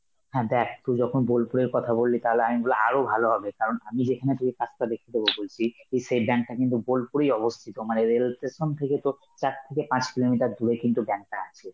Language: Bangla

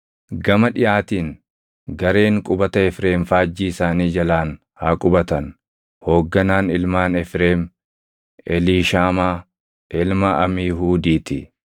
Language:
Oromo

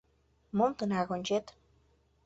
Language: Mari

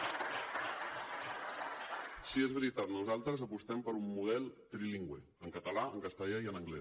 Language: Catalan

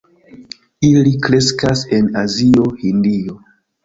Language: Esperanto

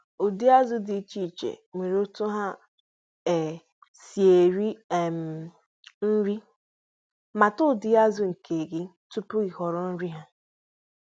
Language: Igbo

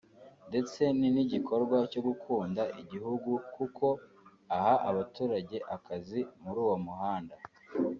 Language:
Kinyarwanda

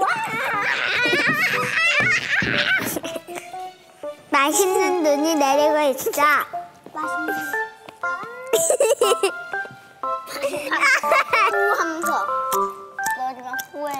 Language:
Korean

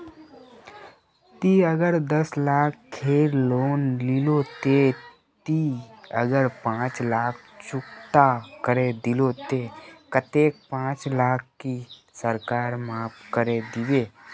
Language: Magahi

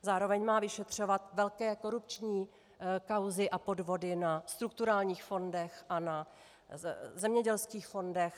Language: Czech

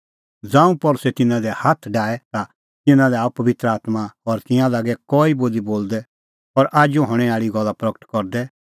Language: Kullu Pahari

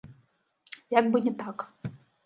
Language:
Belarusian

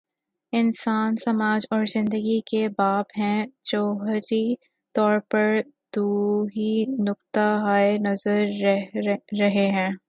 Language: Urdu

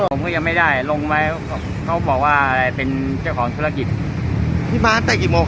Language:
Thai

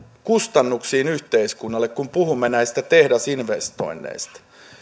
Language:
Finnish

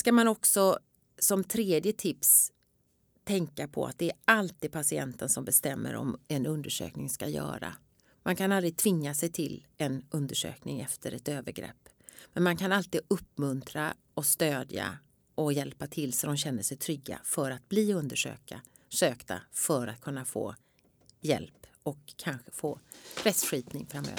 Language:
Swedish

